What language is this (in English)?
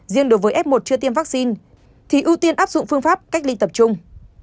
Vietnamese